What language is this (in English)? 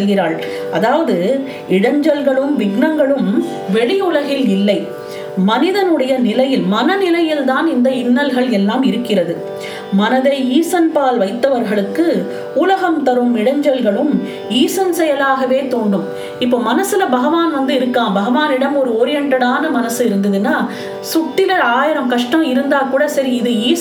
Tamil